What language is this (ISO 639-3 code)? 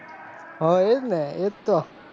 guj